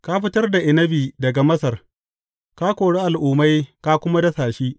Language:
Hausa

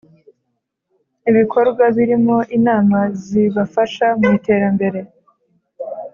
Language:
Kinyarwanda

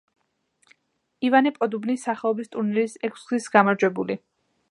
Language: Georgian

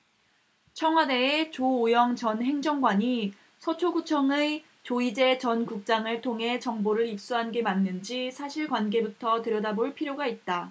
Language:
Korean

